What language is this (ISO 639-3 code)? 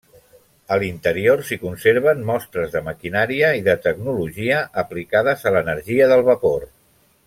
cat